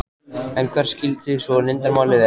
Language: Icelandic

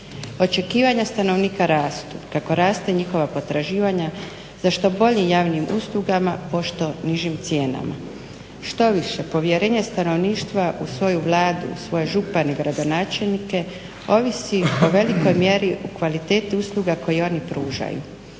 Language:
Croatian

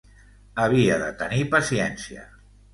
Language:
Catalan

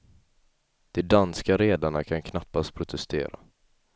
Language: Swedish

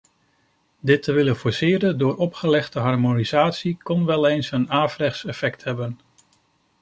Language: Dutch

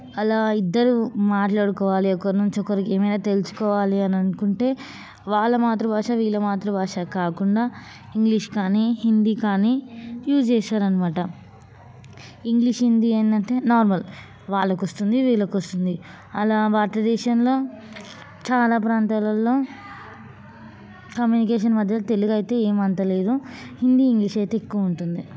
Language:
Telugu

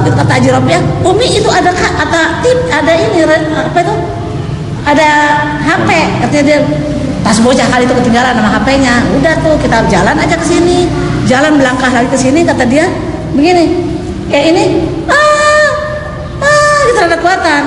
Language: Indonesian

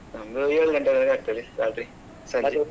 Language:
Kannada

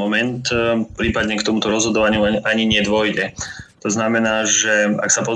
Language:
Slovak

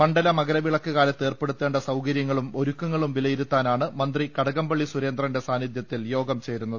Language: Malayalam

